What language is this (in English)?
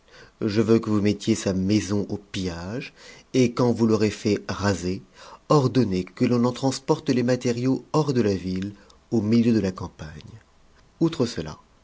French